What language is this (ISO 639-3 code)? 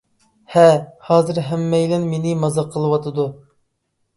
uig